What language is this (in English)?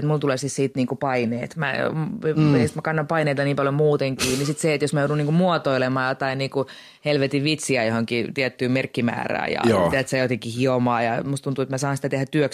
Finnish